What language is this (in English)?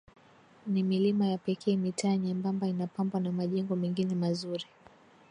Swahili